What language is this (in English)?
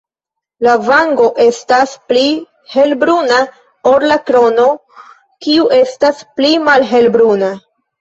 Esperanto